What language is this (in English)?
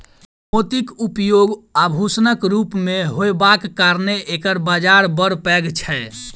Maithili